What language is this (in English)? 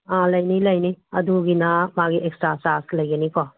Manipuri